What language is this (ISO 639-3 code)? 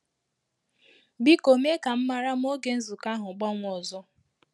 ibo